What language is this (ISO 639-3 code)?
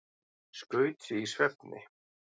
isl